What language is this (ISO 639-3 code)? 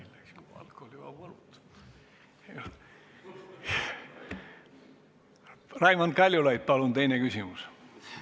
est